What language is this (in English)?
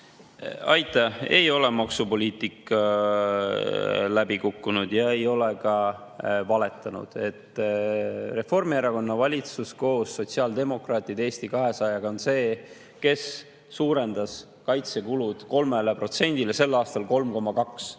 Estonian